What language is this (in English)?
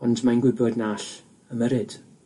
Welsh